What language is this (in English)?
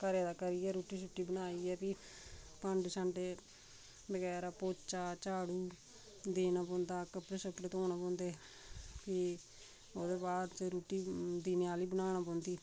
Dogri